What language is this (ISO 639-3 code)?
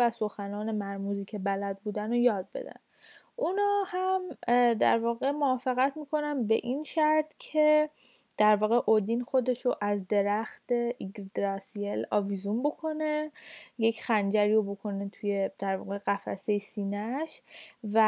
fas